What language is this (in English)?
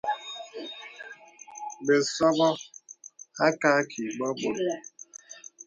Bebele